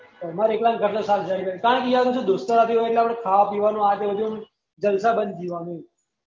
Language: Gujarati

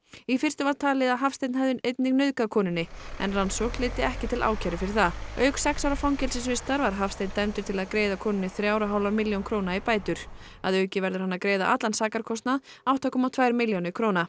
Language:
Icelandic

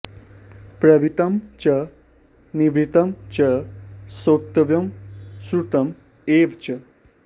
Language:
Sanskrit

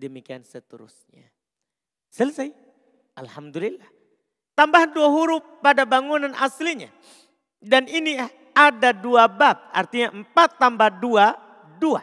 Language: Indonesian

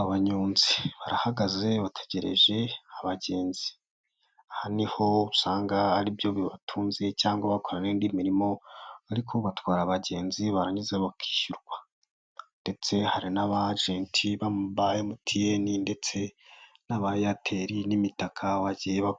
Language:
Kinyarwanda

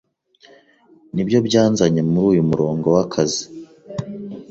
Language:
Kinyarwanda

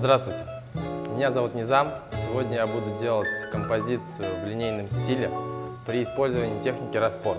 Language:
Russian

